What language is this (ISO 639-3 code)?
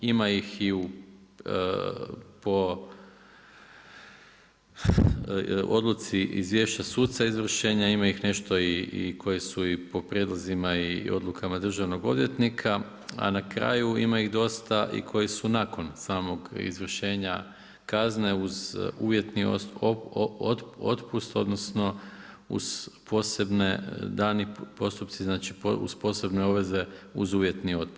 hrv